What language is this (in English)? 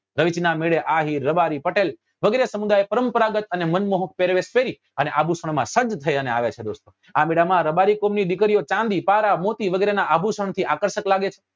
Gujarati